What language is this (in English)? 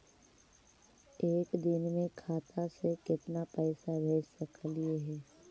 Magahi